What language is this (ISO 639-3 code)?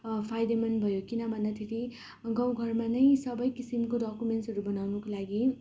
nep